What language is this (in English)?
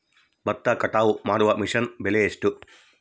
Kannada